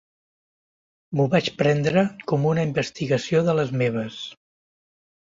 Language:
Catalan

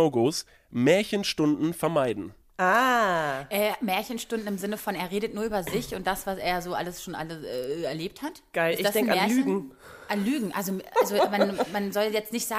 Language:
German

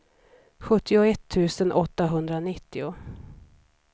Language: Swedish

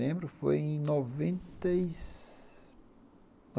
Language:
Portuguese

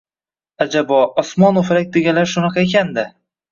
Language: Uzbek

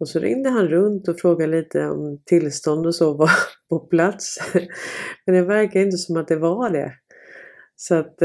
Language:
Swedish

